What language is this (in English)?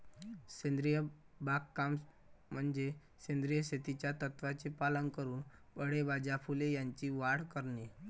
Marathi